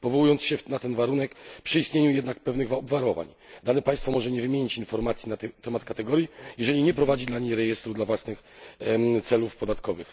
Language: Polish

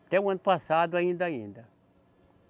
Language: Portuguese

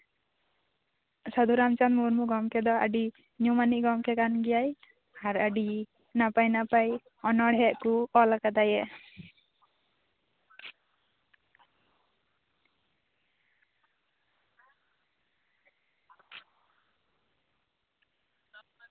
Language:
Santali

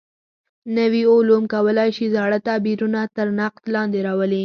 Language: Pashto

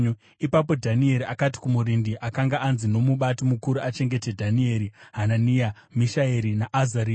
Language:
Shona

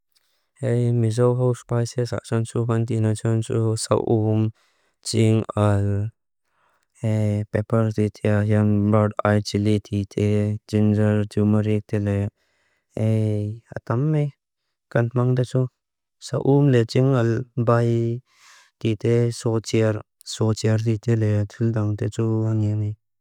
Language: Mizo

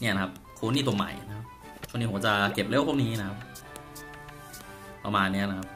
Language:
Thai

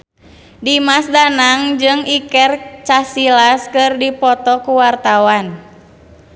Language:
Sundanese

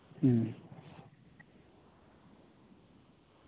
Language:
Santali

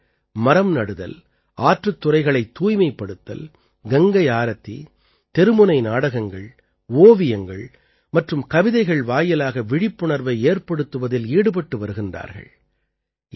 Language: Tamil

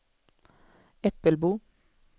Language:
Swedish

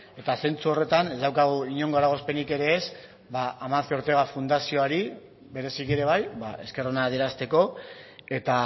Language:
Basque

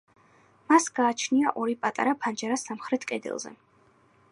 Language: Georgian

